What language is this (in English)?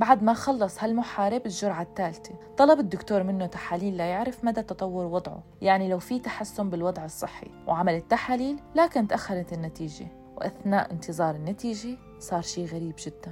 Arabic